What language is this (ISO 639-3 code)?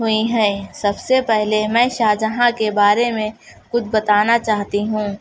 urd